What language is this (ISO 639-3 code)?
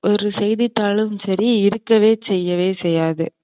tam